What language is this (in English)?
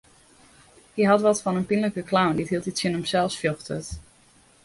Western Frisian